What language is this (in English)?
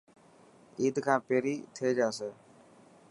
Dhatki